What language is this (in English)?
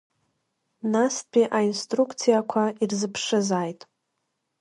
Abkhazian